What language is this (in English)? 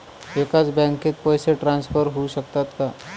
Marathi